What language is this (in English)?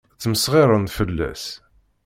Kabyle